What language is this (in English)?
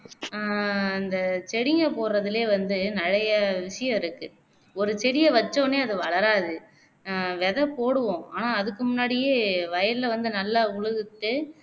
Tamil